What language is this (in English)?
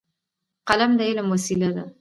Pashto